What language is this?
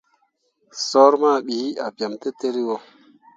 Mundang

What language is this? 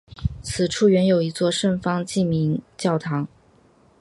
Chinese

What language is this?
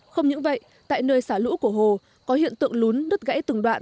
Vietnamese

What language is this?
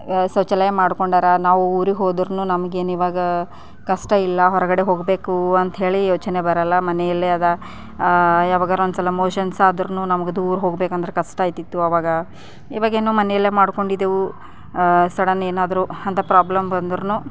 Kannada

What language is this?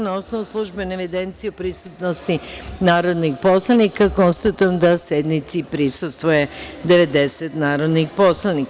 Serbian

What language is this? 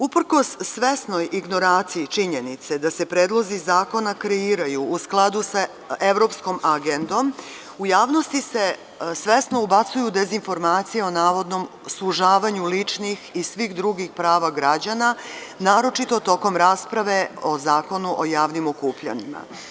Serbian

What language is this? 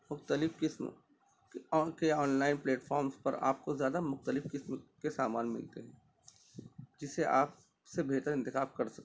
Urdu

